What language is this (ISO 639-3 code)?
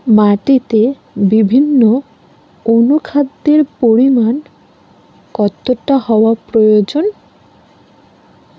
ben